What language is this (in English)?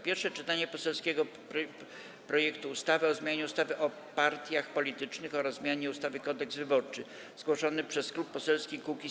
Polish